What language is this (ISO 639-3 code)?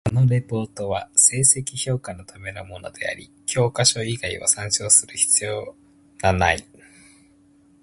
jpn